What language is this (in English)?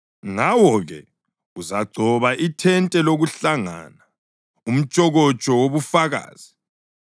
North Ndebele